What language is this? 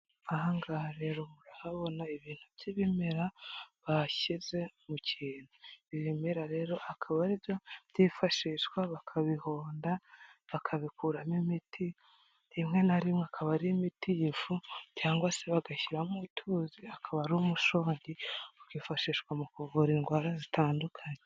Kinyarwanda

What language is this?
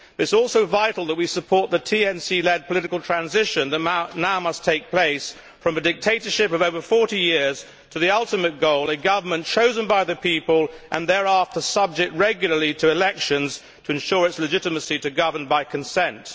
English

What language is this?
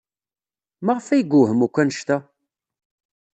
Kabyle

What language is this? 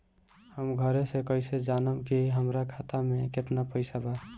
Bhojpuri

